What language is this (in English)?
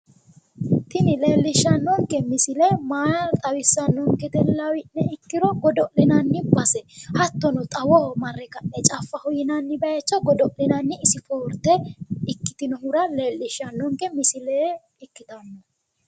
Sidamo